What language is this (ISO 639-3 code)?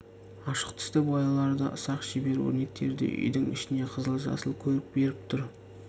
kaz